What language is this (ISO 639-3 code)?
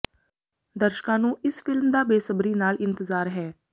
pan